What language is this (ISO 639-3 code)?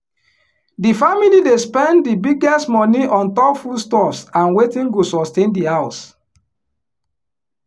pcm